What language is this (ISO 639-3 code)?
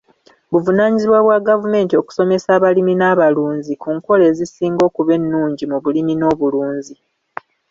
lug